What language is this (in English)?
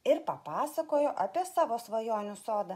Lithuanian